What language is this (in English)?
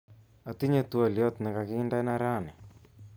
Kalenjin